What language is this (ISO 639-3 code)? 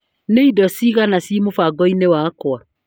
kik